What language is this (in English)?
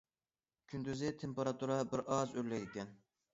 Uyghur